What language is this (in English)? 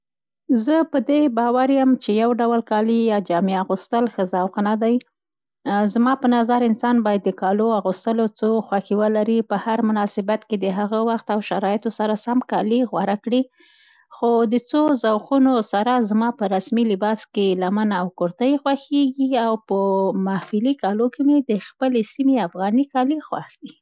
Central Pashto